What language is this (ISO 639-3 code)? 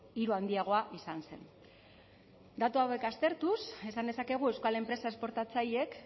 eus